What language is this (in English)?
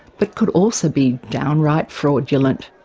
English